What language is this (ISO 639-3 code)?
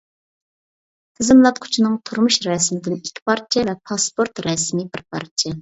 uig